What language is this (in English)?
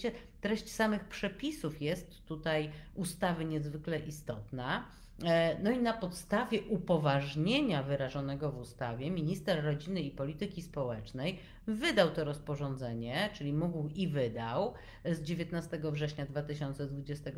Polish